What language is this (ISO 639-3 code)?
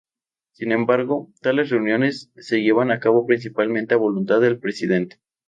spa